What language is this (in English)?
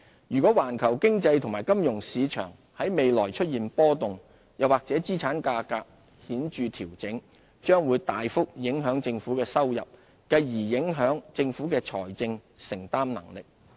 Cantonese